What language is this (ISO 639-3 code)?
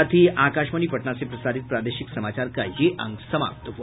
hin